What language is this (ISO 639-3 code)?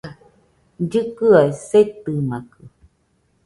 hux